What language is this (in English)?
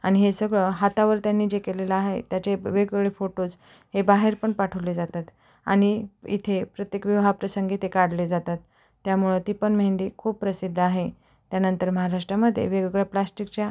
Marathi